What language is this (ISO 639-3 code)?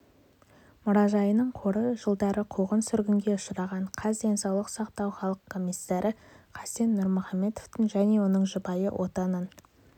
kaz